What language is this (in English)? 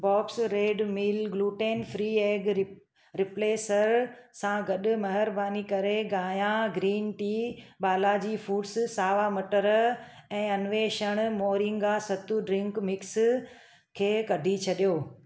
Sindhi